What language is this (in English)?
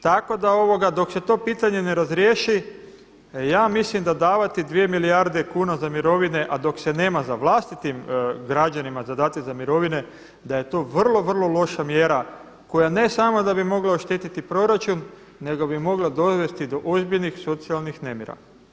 Croatian